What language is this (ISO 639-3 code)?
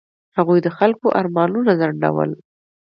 pus